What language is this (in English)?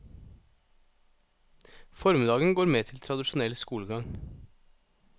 Norwegian